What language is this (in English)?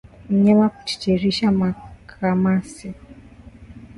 Swahili